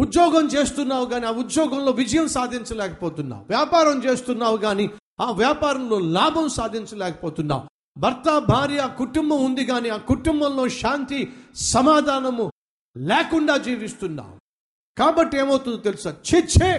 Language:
Telugu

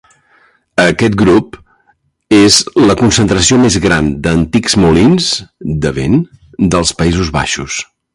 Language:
Catalan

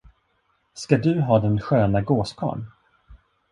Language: Swedish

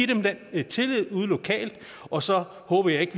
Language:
Danish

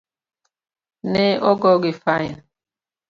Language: Luo (Kenya and Tanzania)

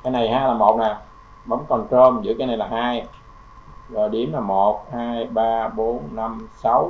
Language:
Vietnamese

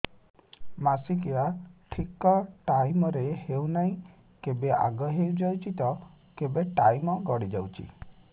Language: Odia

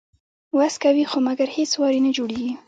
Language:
Pashto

